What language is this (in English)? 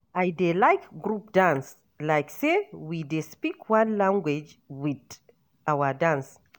Nigerian Pidgin